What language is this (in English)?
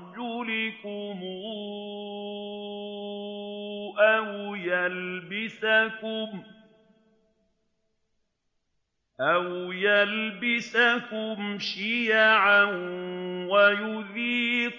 Arabic